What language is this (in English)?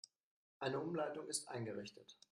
German